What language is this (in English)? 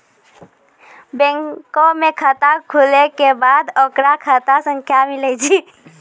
Maithili